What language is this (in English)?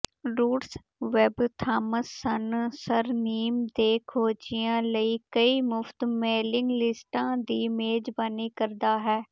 Punjabi